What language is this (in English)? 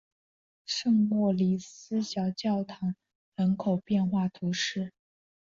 Chinese